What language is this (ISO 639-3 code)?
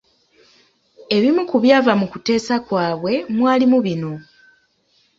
lug